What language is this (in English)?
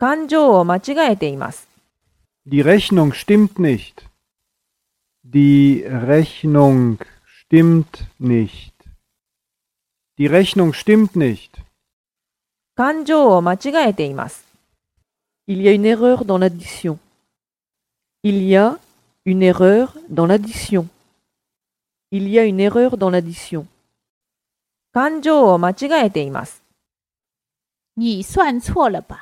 Japanese